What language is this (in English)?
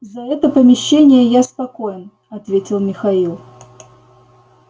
Russian